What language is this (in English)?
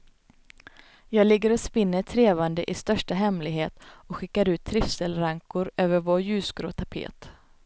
Swedish